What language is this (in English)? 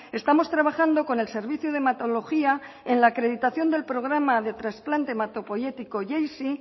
Spanish